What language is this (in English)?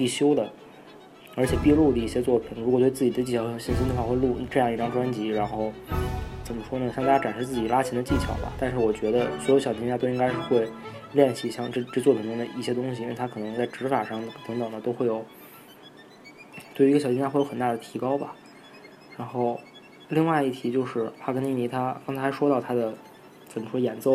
Chinese